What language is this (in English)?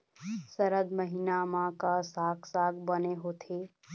Chhattisgarhi